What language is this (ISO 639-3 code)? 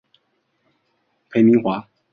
zho